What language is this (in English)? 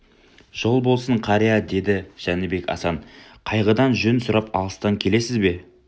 Kazakh